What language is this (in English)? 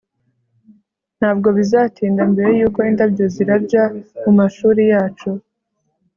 Kinyarwanda